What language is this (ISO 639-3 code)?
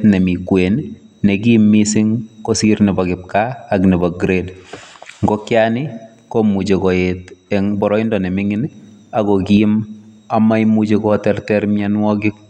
kln